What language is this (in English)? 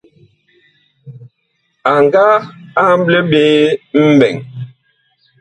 Bakoko